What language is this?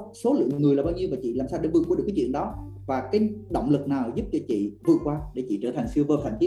Vietnamese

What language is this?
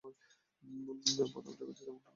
Bangla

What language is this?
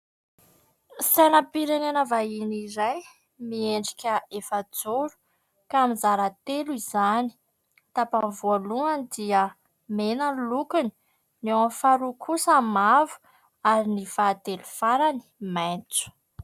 Malagasy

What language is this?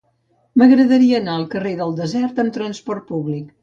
Catalan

